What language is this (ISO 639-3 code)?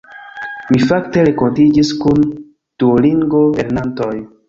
epo